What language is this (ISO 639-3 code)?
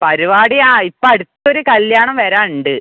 mal